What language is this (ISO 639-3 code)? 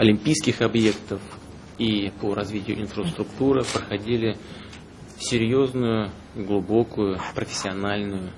rus